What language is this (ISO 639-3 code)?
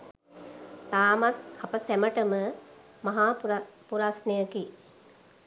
sin